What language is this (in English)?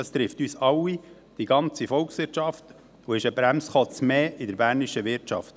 Swiss German